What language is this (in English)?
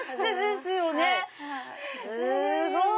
Japanese